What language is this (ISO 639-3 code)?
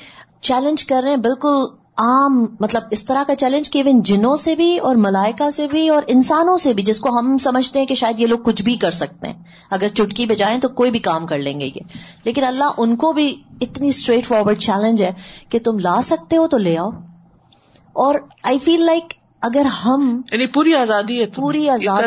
urd